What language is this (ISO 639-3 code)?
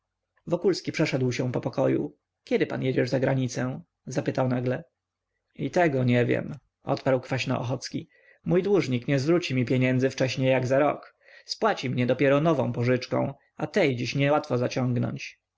pol